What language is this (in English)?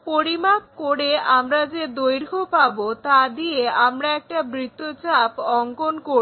Bangla